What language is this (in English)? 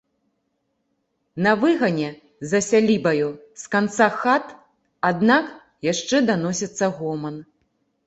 Belarusian